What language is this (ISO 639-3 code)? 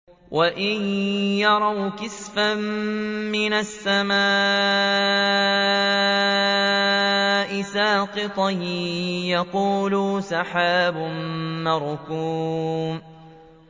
ara